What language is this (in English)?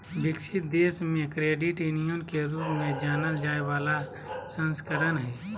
Magahi